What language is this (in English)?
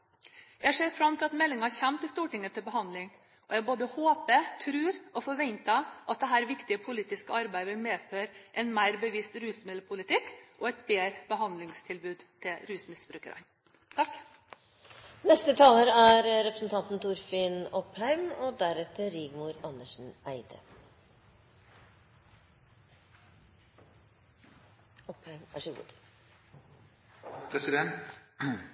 Norwegian Bokmål